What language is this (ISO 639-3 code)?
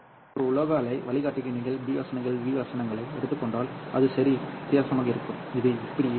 tam